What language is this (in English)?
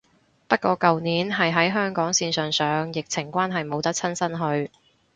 Cantonese